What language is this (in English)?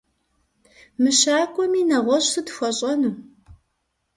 Kabardian